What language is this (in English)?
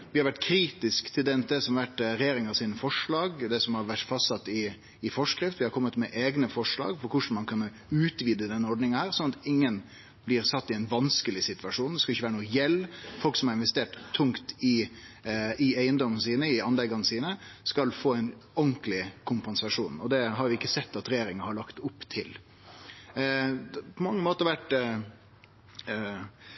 Norwegian Nynorsk